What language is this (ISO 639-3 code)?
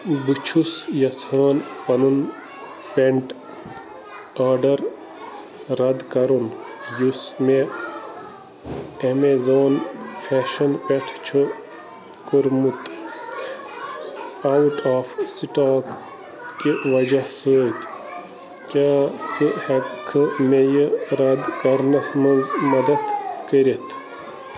kas